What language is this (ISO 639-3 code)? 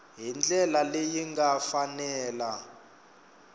tso